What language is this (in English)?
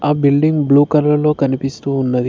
Telugu